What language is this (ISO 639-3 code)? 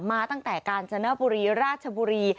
tha